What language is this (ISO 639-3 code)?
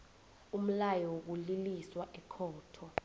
nbl